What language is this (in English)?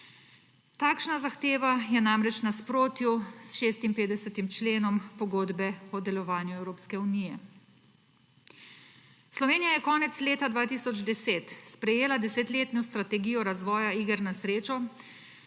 Slovenian